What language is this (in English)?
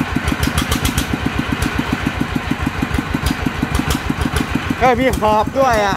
Thai